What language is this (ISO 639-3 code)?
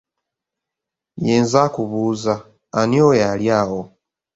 lug